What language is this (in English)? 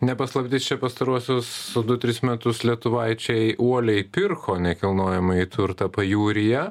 Lithuanian